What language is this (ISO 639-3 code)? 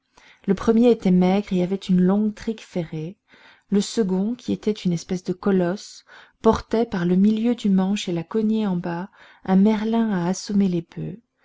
fra